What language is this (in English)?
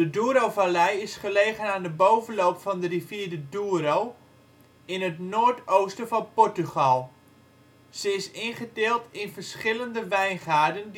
Dutch